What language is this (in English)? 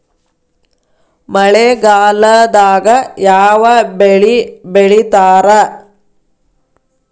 Kannada